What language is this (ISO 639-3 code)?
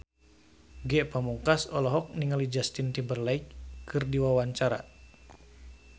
sun